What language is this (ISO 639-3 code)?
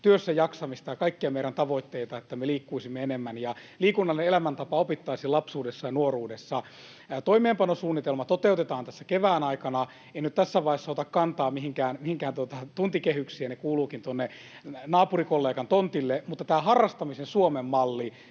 fin